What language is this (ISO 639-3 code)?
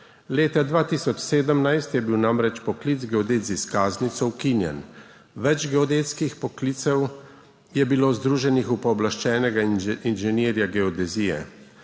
slv